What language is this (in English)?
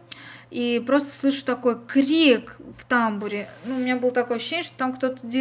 Russian